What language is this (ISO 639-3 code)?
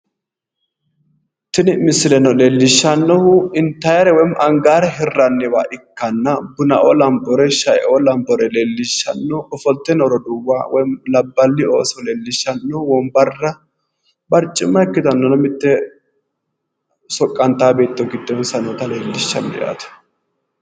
sid